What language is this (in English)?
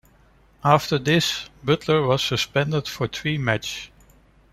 English